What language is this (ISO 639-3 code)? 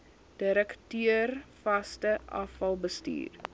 afr